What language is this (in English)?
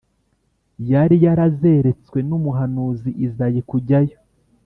Kinyarwanda